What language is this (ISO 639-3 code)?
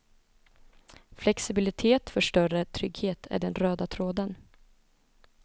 swe